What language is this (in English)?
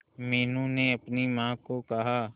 Hindi